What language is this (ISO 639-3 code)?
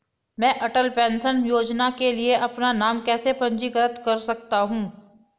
hin